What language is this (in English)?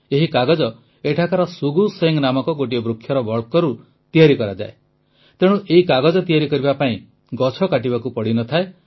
Odia